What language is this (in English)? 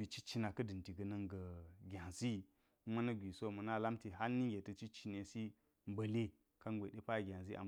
Geji